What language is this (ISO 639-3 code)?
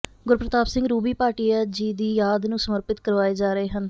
pan